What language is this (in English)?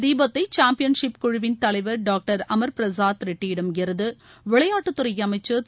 Tamil